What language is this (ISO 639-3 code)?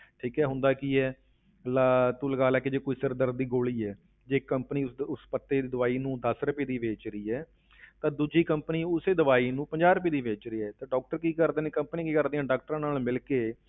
pan